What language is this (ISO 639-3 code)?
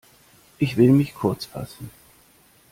deu